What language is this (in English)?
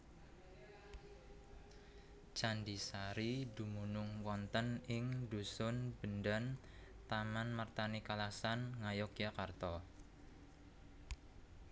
Javanese